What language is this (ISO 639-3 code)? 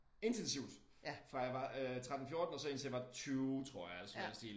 dan